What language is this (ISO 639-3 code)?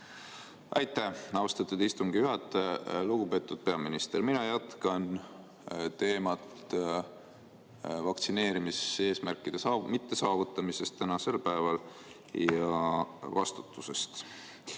est